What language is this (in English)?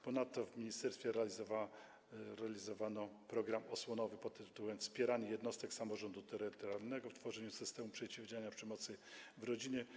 Polish